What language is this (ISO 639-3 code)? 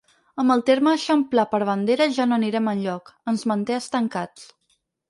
cat